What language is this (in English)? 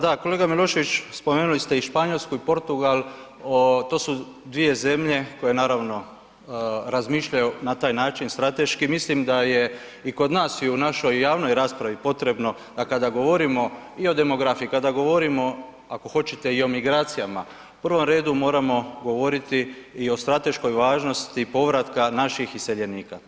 Croatian